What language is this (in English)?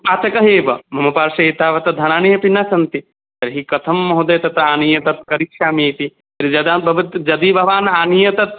Sanskrit